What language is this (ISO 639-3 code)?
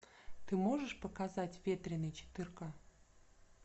rus